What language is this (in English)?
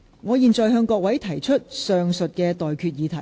Cantonese